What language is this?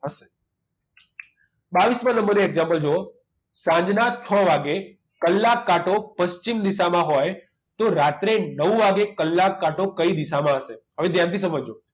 Gujarati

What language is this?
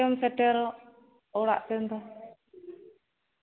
Santali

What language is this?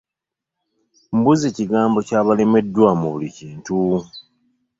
Ganda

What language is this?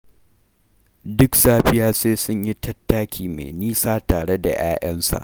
Hausa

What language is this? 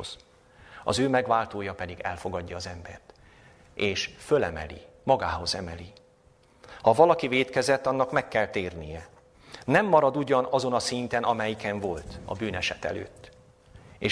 Hungarian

